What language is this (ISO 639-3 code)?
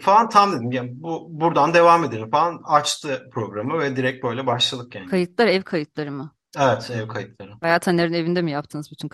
tur